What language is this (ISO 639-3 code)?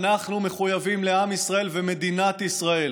heb